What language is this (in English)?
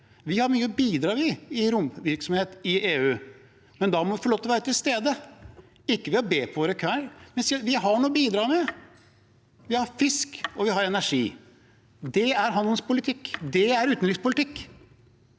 Norwegian